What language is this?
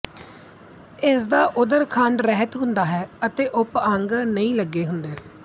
Punjabi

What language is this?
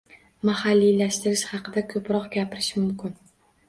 Uzbek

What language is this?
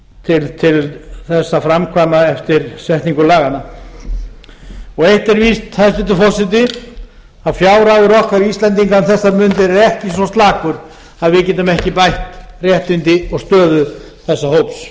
Icelandic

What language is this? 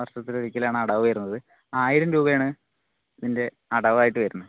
Malayalam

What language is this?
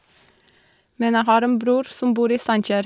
Norwegian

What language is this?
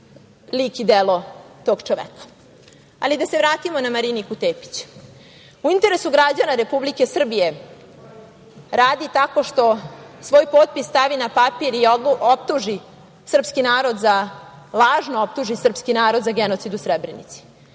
Serbian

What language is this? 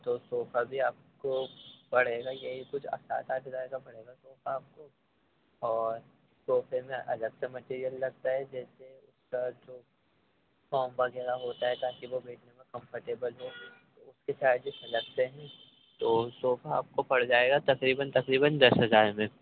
Urdu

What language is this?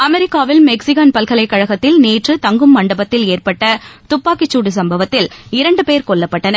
Tamil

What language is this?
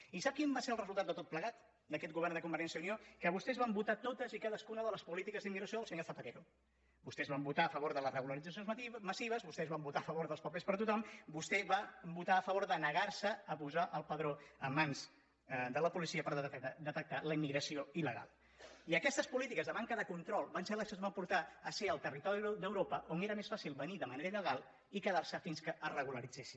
Catalan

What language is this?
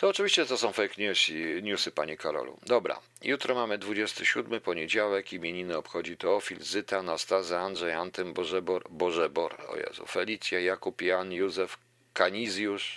Polish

